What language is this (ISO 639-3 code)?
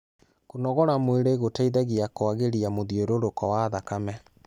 kik